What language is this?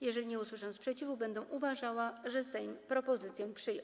Polish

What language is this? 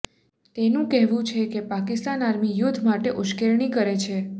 Gujarati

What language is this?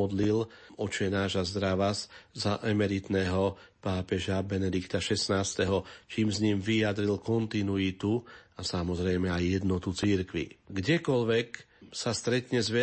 Slovak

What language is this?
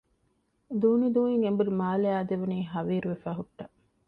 Divehi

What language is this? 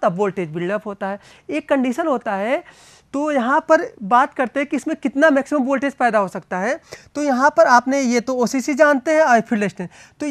Hindi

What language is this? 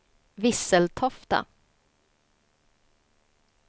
Swedish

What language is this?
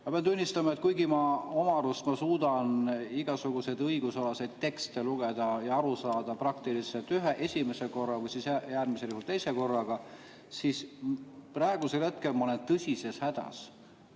Estonian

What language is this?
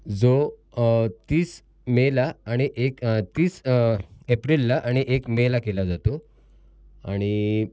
Marathi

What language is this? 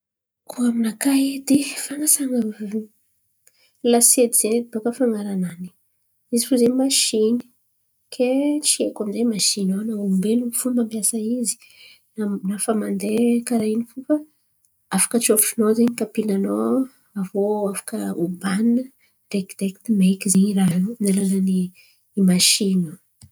Antankarana Malagasy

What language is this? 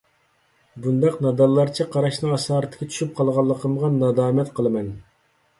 Uyghur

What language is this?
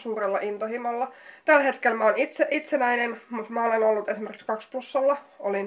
Finnish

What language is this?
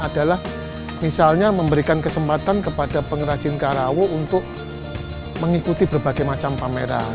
Indonesian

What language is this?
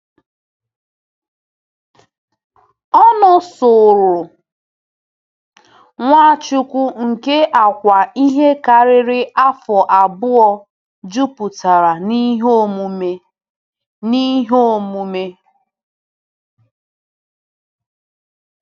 Igbo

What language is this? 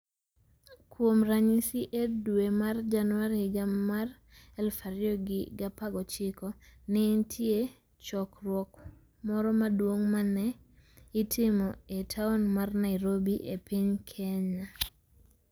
Luo (Kenya and Tanzania)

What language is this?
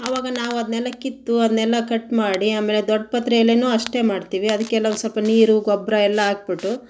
Kannada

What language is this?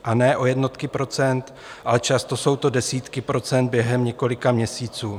Czech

